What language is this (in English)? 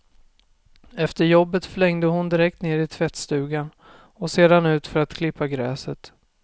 Swedish